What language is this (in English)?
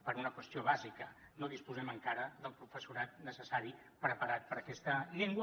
Catalan